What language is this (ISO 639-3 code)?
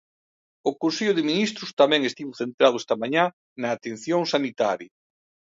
glg